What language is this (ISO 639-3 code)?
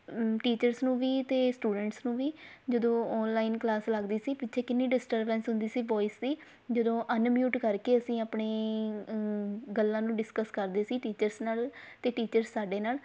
pan